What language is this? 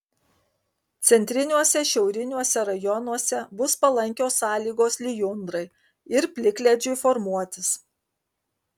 Lithuanian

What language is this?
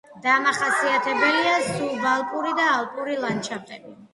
Georgian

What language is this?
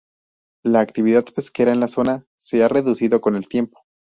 Spanish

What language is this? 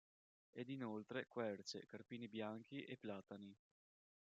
Italian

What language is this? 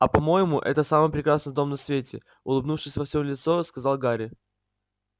Russian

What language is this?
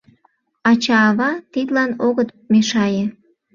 Mari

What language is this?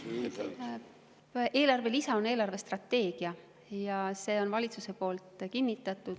Estonian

